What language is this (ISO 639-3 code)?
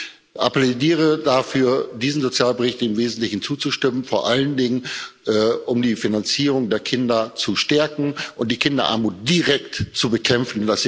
deu